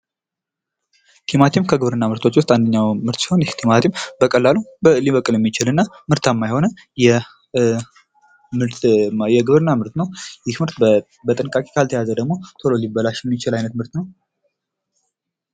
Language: Amharic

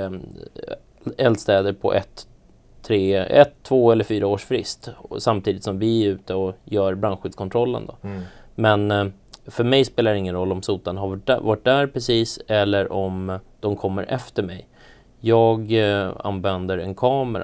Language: Swedish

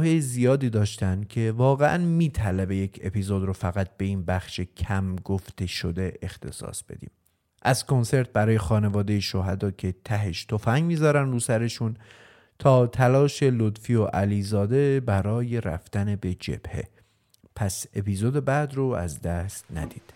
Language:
Persian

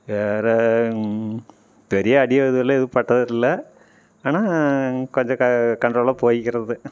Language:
Tamil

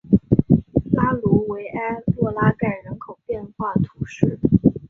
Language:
Chinese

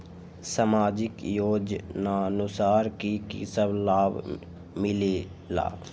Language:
Magahi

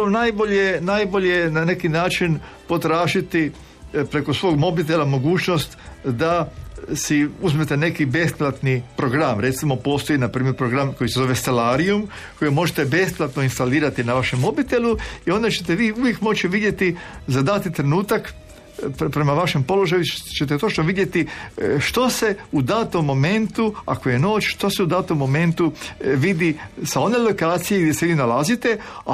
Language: Croatian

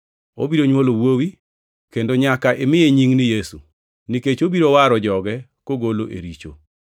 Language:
Luo (Kenya and Tanzania)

